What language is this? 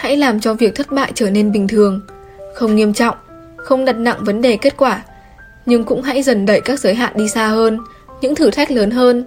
Vietnamese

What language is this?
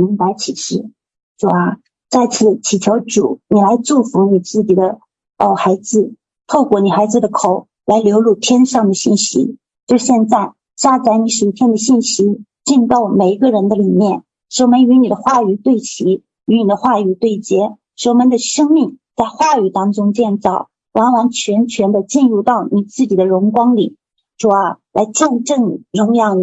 Chinese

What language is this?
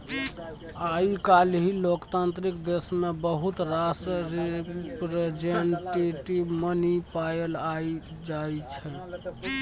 Maithili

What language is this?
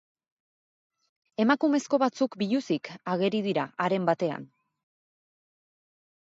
Basque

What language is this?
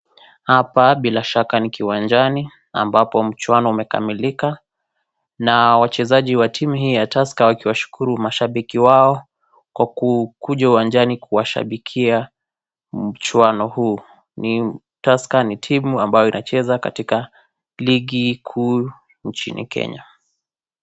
Swahili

